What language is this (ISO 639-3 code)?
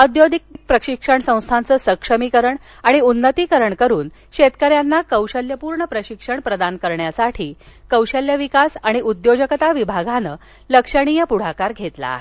mar